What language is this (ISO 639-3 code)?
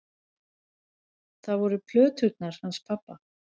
isl